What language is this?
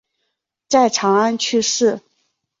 Chinese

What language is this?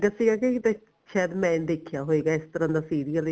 Punjabi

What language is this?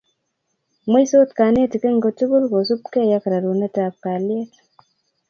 Kalenjin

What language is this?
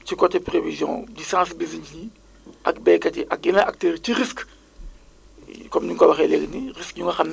Wolof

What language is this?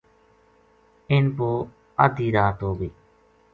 Gujari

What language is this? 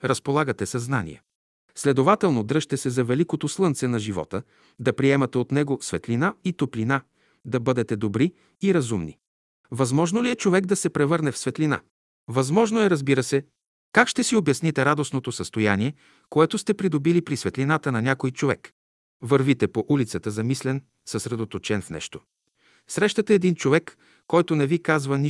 Bulgarian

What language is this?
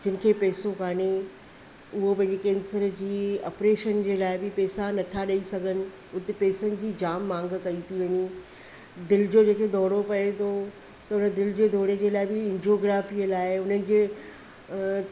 Sindhi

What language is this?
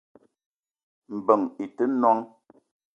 Eton (Cameroon)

